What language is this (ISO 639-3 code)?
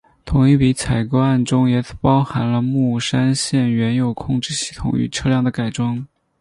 zho